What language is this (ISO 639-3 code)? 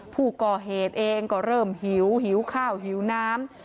tha